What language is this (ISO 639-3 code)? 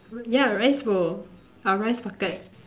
eng